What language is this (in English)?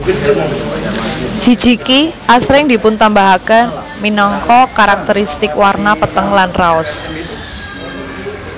Javanese